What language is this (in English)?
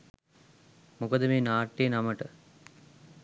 Sinhala